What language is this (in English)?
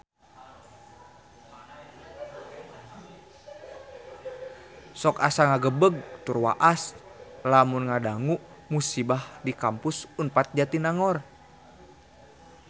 Sundanese